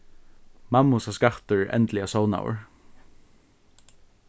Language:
Faroese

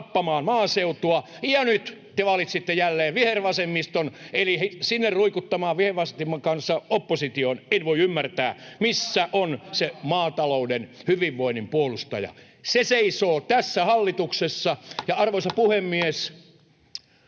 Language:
Finnish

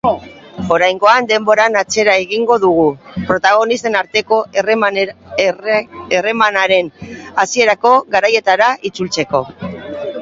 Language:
Basque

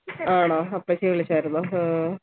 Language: Malayalam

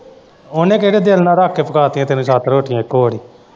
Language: Punjabi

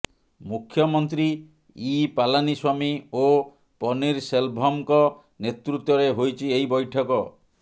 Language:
Odia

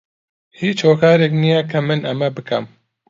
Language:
Central Kurdish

